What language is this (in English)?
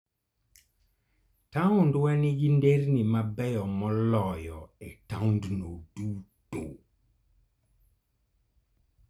Luo (Kenya and Tanzania)